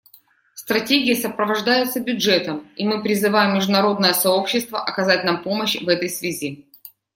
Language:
Russian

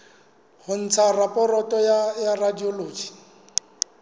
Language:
Southern Sotho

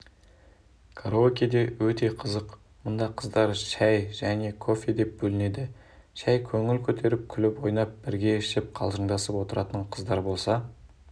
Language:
Kazakh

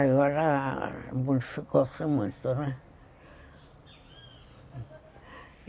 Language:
Portuguese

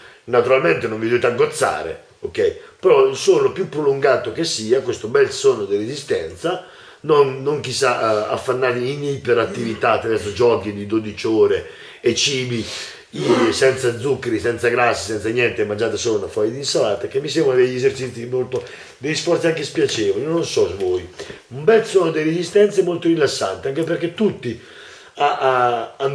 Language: Italian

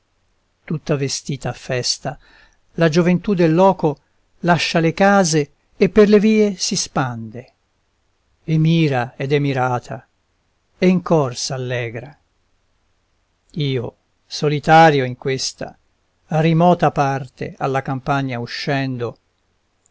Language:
Italian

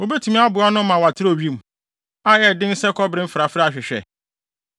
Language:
Akan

